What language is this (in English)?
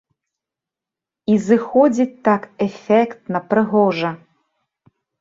Belarusian